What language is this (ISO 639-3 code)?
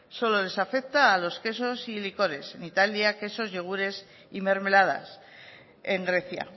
spa